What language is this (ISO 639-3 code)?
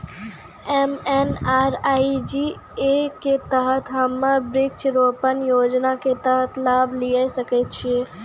mai